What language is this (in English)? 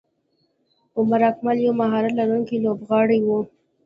Pashto